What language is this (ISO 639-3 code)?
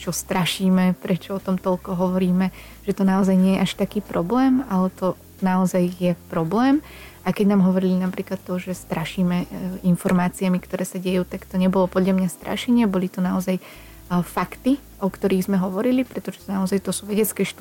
slk